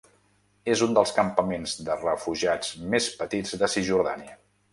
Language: Catalan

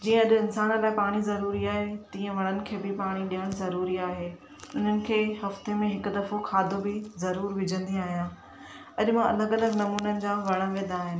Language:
Sindhi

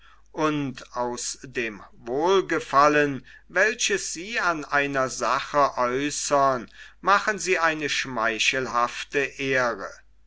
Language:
German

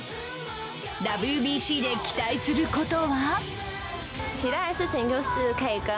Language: Japanese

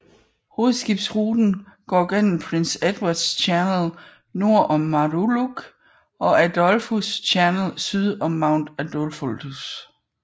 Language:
Danish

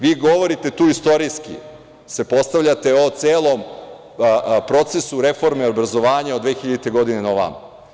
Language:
Serbian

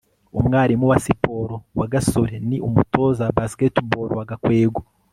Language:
Kinyarwanda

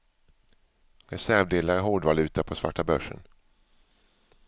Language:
Swedish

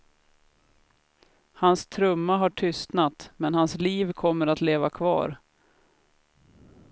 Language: Swedish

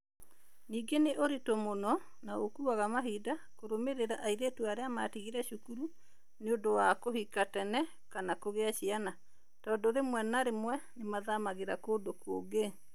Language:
Kikuyu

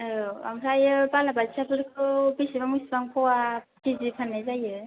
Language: Bodo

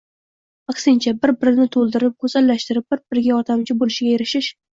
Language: Uzbek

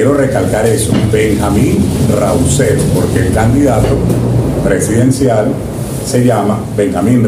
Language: Spanish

